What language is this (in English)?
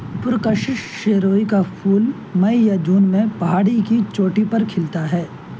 Urdu